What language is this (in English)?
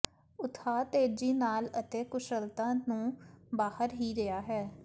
Punjabi